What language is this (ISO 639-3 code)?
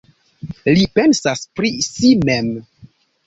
epo